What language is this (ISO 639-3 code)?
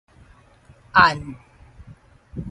nan